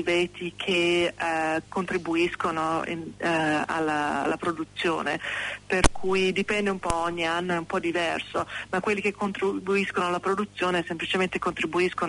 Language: Italian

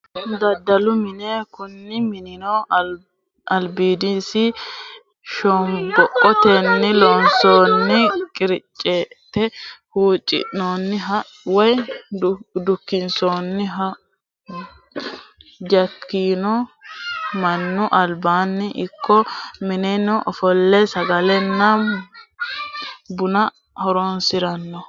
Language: Sidamo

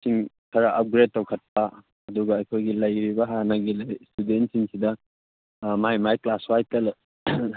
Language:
Manipuri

